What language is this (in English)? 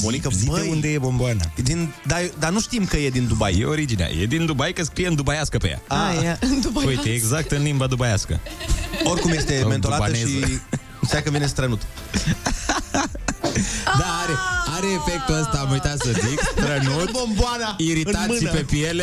Romanian